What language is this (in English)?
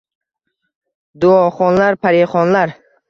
Uzbek